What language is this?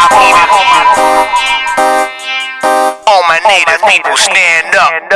English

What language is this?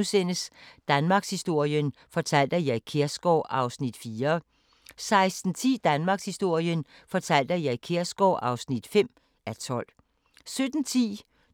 Danish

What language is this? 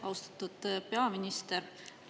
Estonian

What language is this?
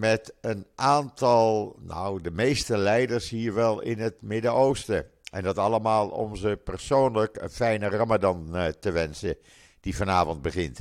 Dutch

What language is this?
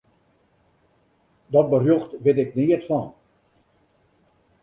Western Frisian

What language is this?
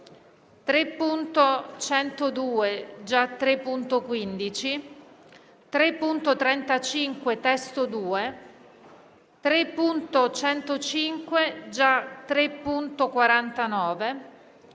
Italian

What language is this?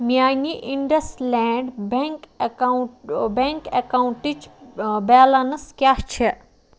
Kashmiri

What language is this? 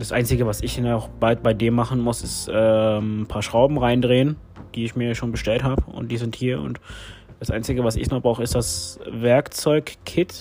German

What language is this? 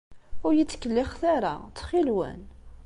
Kabyle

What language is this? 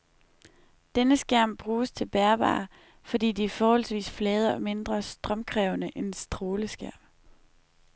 Danish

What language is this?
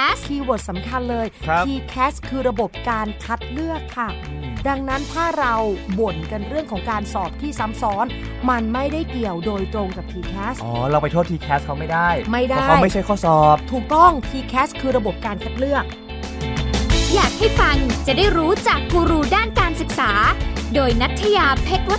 Thai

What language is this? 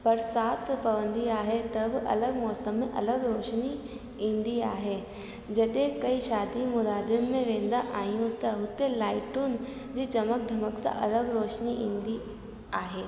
Sindhi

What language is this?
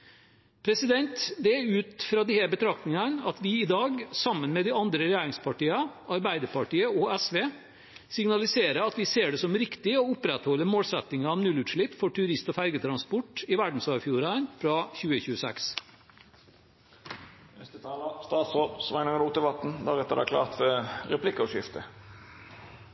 Norwegian Bokmål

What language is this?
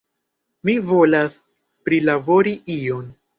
Esperanto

